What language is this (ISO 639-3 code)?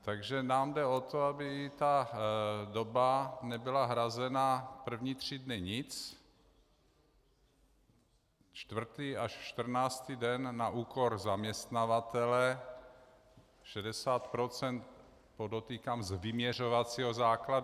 ces